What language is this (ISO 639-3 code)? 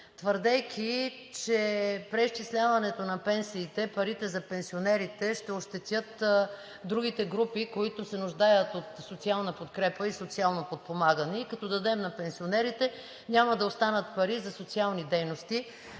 bul